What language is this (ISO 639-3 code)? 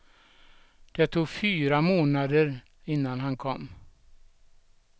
swe